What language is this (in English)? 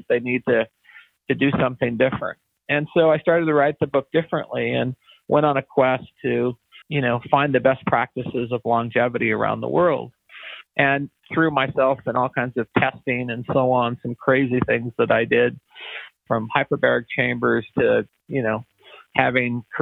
English